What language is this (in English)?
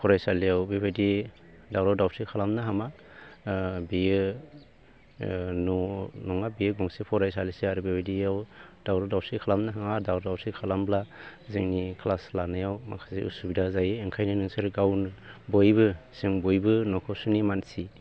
Bodo